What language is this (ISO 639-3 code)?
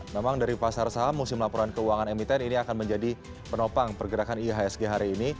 ind